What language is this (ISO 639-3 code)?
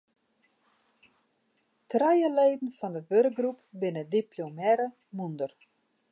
fry